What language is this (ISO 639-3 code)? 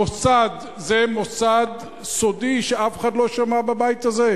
heb